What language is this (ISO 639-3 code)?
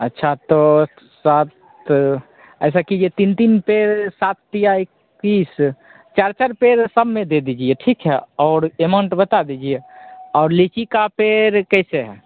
hin